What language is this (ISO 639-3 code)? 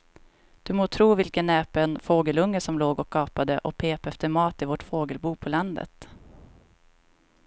swe